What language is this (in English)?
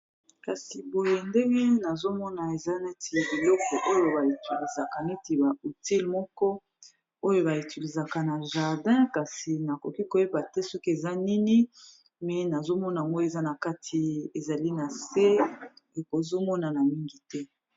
Lingala